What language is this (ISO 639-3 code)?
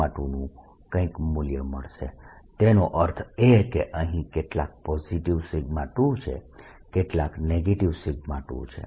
guj